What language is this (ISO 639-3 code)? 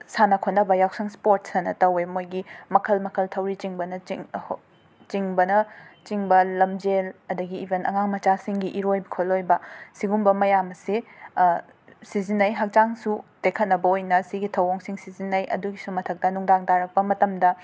mni